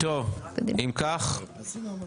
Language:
Hebrew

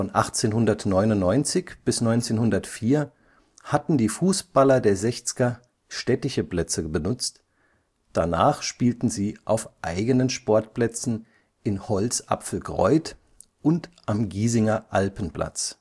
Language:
German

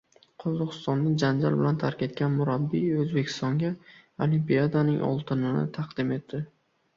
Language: Uzbek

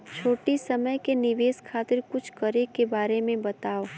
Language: Bhojpuri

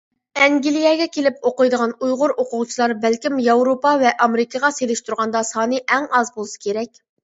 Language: Uyghur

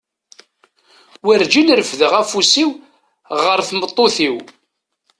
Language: Kabyle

